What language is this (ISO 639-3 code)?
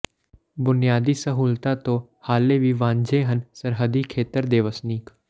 pan